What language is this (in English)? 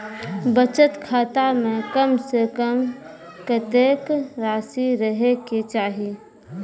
Maithili